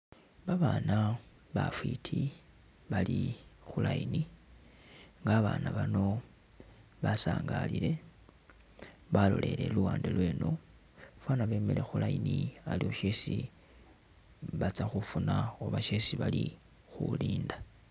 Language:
Masaaba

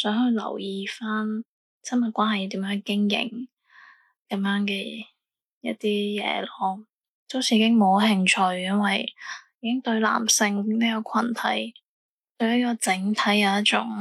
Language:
Chinese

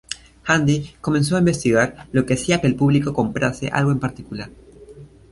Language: Spanish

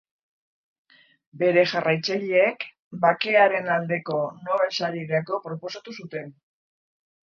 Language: Basque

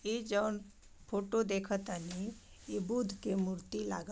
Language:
Bhojpuri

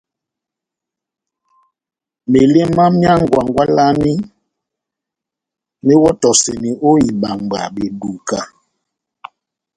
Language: Batanga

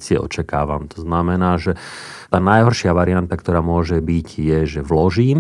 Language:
Slovak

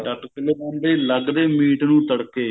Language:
Punjabi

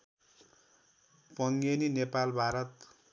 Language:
Nepali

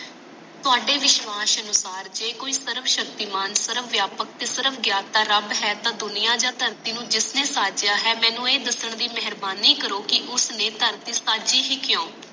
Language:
Punjabi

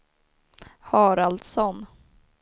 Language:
Swedish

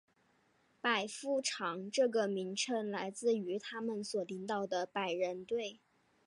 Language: Chinese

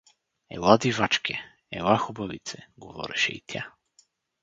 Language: Bulgarian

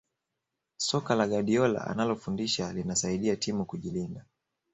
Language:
Swahili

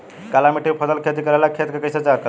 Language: Bhojpuri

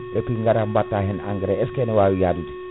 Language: Fula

